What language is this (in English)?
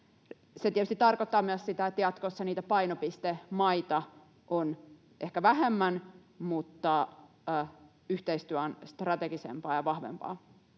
Finnish